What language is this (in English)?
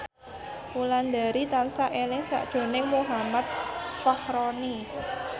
Javanese